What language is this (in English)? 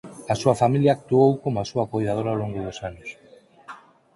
Galician